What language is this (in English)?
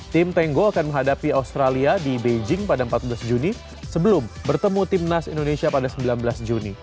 Indonesian